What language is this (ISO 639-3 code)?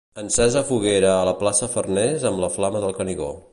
cat